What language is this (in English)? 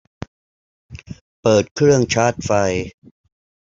Thai